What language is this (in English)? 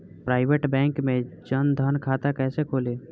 Bhojpuri